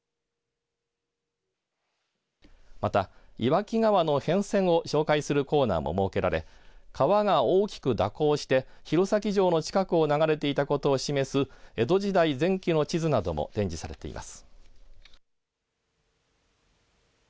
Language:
Japanese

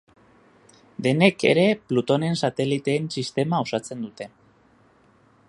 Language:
Basque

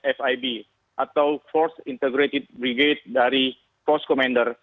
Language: Indonesian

